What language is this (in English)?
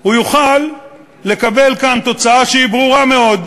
Hebrew